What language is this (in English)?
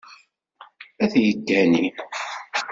Kabyle